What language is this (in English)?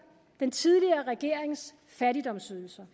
Danish